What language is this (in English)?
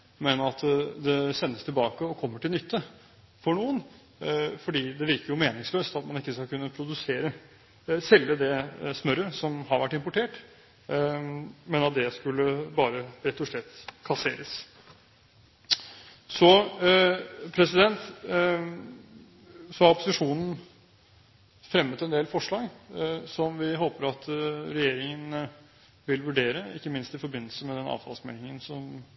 Norwegian Bokmål